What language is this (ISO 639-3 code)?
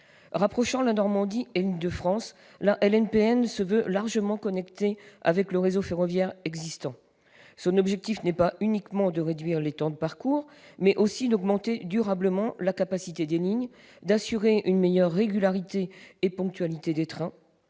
fra